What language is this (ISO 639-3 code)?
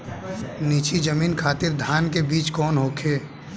bho